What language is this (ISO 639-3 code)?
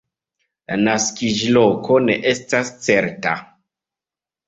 epo